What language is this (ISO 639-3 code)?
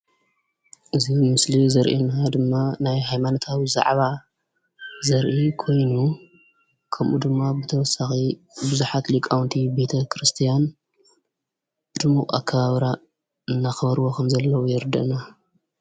tir